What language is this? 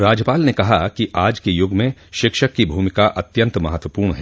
Hindi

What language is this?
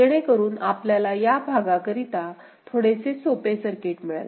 Marathi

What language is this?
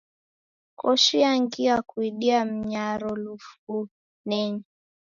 Taita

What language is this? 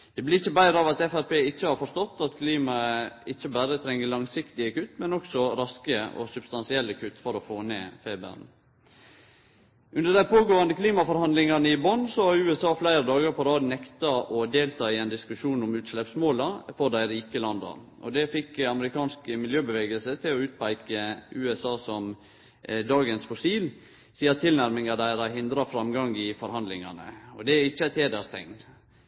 Norwegian Nynorsk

